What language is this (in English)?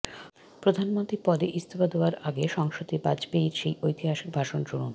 Bangla